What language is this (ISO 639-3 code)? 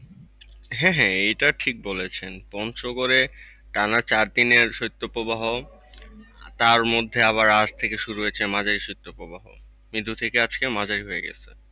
ben